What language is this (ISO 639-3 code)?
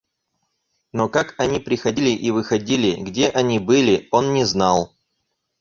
rus